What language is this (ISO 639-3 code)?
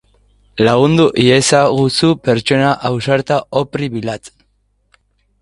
eus